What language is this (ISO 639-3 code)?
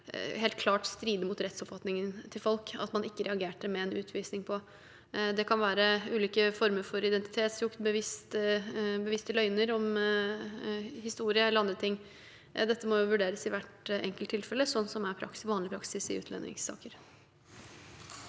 nor